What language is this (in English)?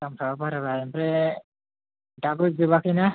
Bodo